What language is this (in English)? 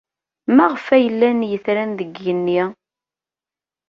Kabyle